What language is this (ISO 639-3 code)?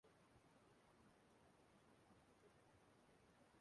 ibo